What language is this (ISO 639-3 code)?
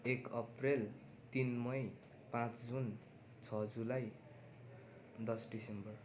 nep